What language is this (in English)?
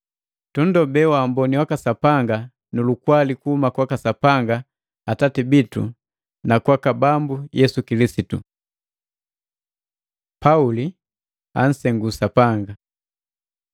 Matengo